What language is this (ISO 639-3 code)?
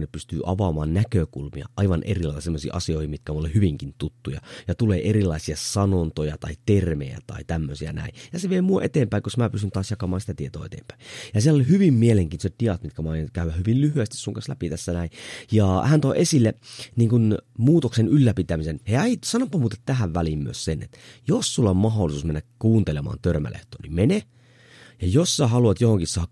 fin